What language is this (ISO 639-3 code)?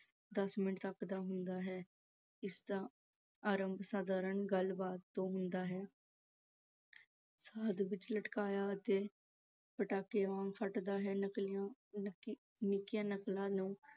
pan